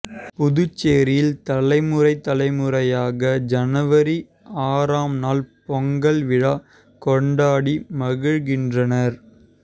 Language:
Tamil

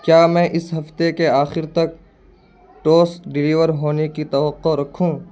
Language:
Urdu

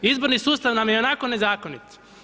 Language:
Croatian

